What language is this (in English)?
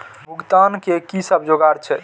Maithili